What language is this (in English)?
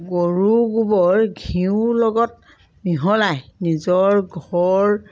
Assamese